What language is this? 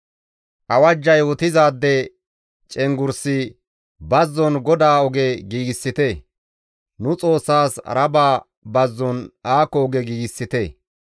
Gamo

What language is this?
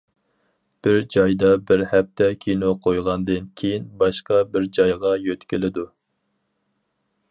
Uyghur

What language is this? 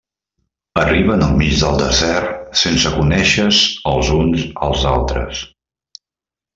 Catalan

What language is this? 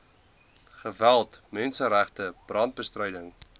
Afrikaans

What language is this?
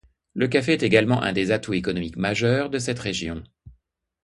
French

